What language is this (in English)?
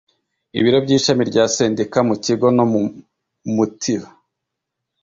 Kinyarwanda